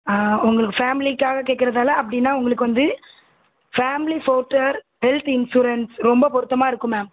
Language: Tamil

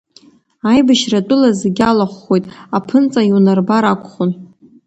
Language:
Abkhazian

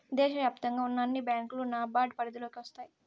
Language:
Telugu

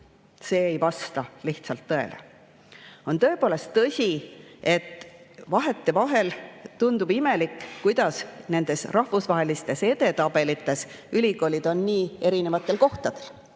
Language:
Estonian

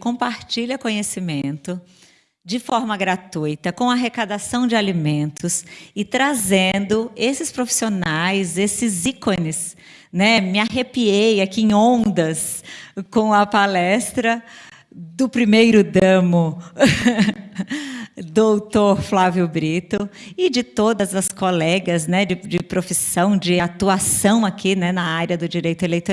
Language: Portuguese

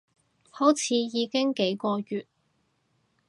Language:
Cantonese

